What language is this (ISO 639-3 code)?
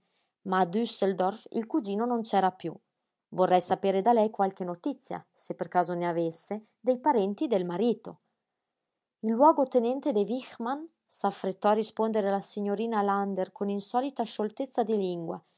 ita